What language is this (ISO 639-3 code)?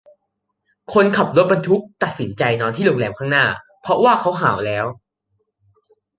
tha